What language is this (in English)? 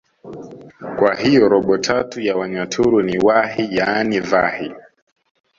Swahili